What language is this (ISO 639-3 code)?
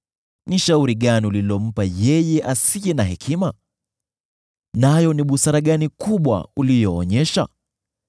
swa